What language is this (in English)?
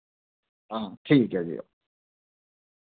Dogri